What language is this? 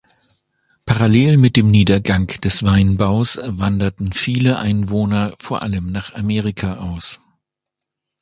German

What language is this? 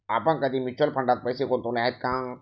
Marathi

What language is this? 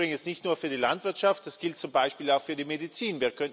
German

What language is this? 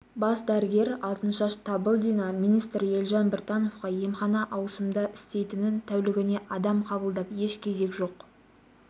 Kazakh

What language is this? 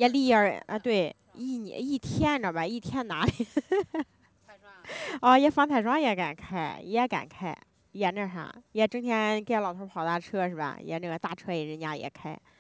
Chinese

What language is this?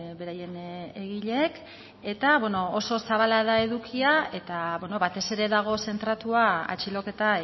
Basque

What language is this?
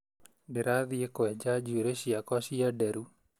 Kikuyu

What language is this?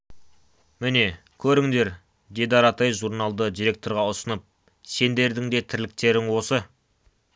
Kazakh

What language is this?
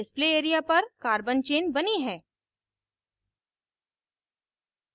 Hindi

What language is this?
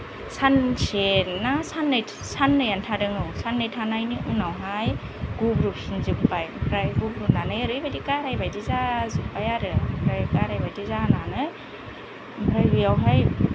Bodo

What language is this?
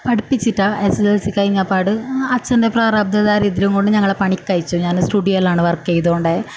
Malayalam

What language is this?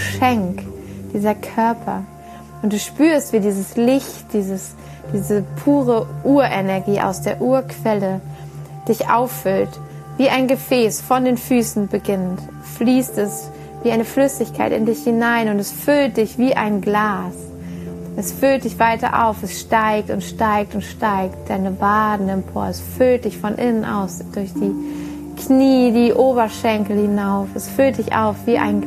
German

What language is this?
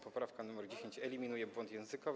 Polish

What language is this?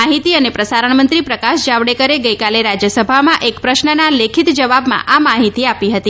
Gujarati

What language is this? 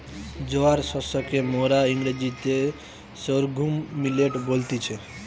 Bangla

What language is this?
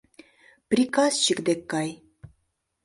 Mari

